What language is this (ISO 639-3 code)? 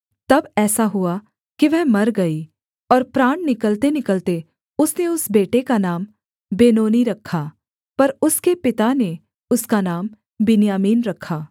hin